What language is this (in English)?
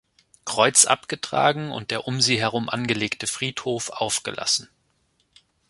German